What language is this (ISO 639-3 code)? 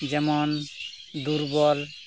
sat